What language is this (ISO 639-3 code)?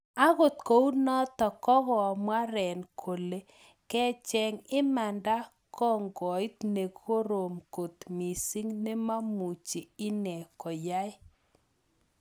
kln